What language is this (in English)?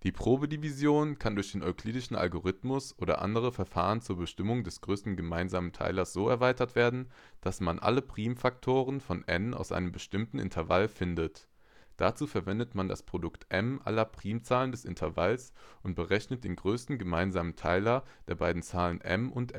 German